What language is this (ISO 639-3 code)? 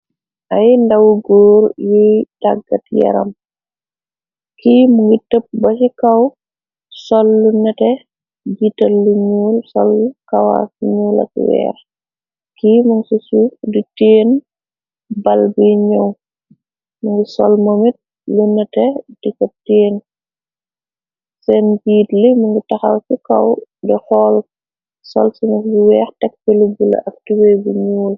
wol